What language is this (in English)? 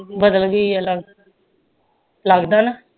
Punjabi